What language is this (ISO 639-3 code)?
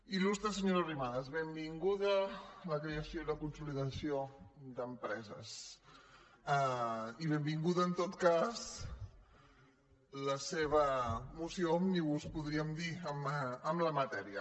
cat